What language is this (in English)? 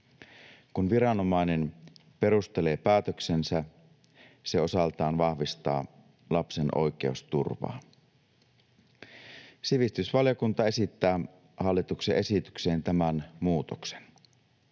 Finnish